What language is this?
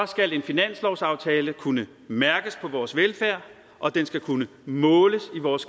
Danish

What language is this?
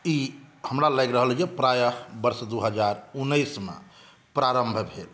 Maithili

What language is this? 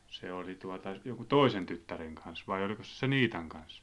Finnish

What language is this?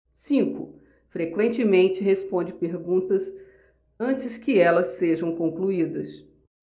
Portuguese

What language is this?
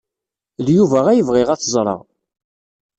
Kabyle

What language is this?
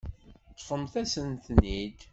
Kabyle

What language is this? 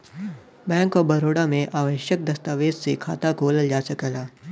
Bhojpuri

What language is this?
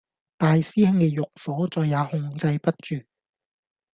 Cantonese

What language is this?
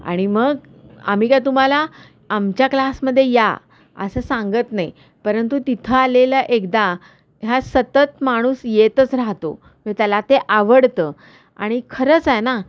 Marathi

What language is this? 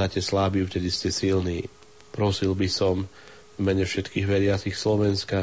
Slovak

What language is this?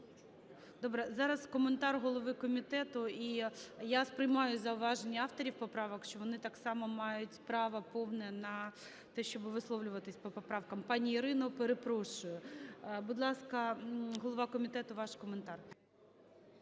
Ukrainian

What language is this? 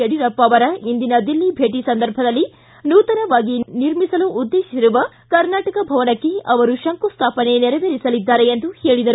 Kannada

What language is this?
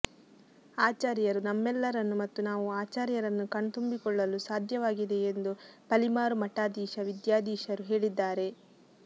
Kannada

